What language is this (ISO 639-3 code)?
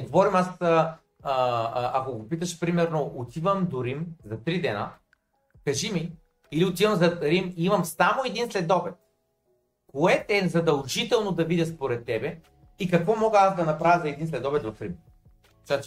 bul